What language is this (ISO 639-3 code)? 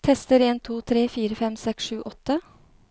nor